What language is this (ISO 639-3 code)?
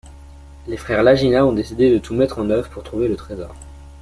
fra